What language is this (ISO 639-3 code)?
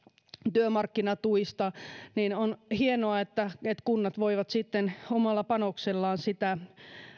fin